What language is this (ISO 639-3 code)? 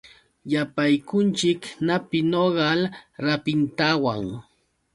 qux